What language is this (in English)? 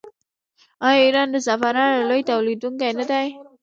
Pashto